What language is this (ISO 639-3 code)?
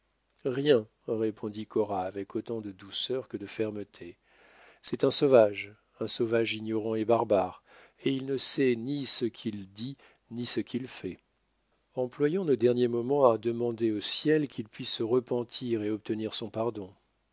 fra